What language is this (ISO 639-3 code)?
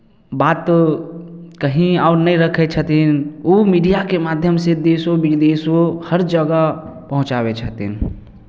mai